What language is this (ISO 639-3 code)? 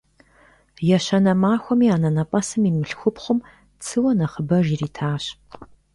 kbd